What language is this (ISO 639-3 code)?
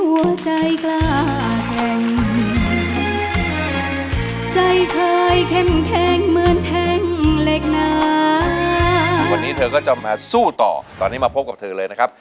tha